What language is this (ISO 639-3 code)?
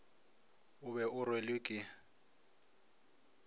nso